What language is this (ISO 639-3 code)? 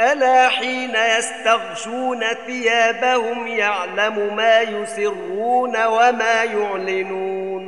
ara